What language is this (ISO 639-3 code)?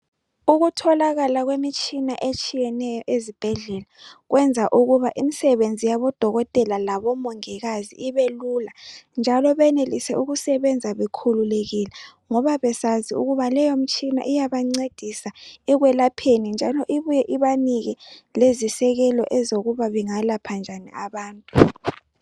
nde